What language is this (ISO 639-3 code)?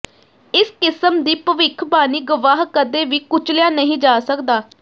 pan